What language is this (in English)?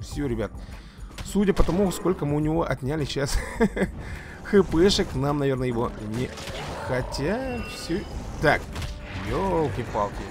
Russian